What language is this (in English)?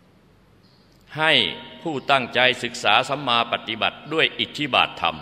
Thai